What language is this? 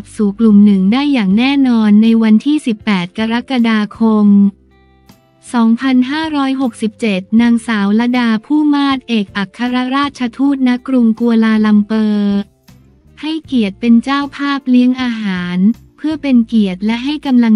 Thai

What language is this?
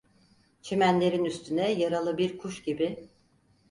Turkish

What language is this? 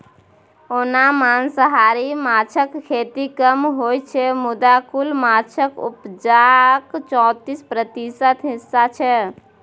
Maithili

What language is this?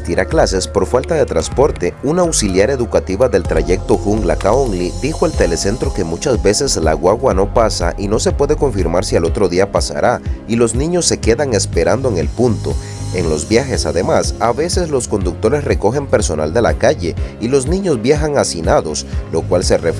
Spanish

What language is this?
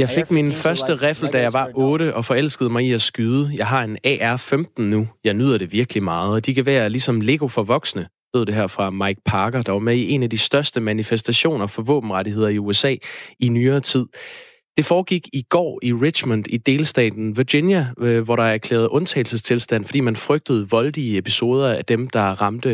Danish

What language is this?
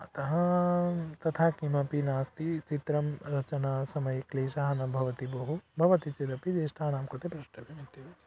Sanskrit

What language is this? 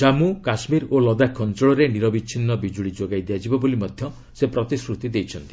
Odia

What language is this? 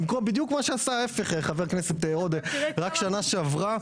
Hebrew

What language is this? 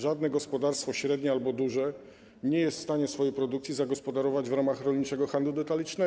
Polish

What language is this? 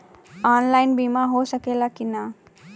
Bhojpuri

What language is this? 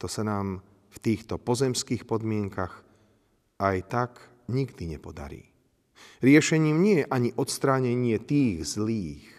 Slovak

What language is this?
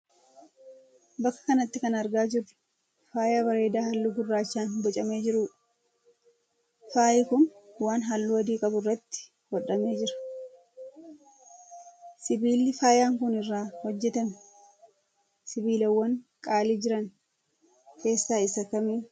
Oromo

